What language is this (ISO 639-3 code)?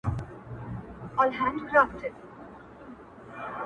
pus